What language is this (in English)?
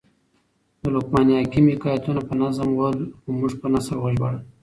Pashto